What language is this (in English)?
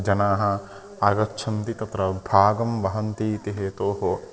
Sanskrit